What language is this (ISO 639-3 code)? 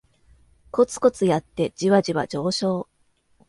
jpn